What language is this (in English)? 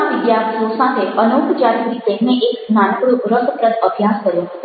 Gujarati